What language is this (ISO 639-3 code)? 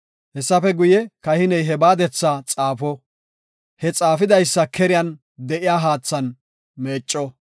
gof